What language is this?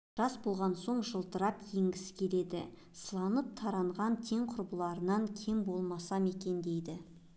Kazakh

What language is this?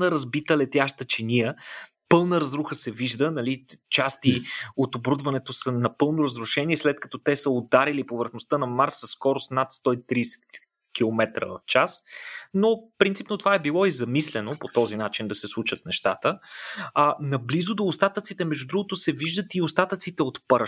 Bulgarian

